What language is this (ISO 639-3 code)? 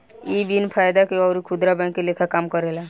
bho